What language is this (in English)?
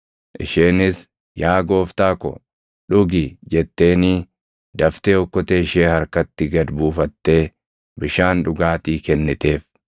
Oromo